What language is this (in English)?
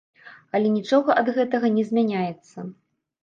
Belarusian